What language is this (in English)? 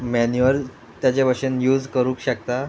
Konkani